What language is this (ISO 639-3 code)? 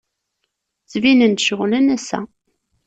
kab